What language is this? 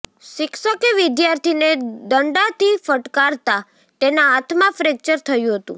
Gujarati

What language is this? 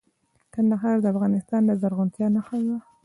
Pashto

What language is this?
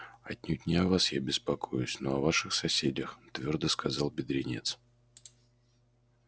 Russian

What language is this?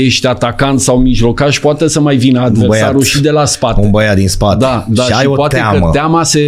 Romanian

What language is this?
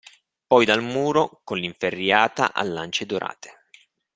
Italian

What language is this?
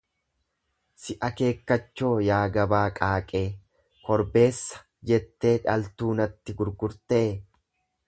Oromo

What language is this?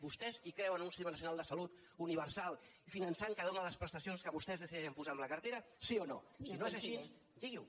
Catalan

